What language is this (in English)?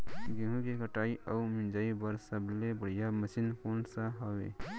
Chhattisgarhi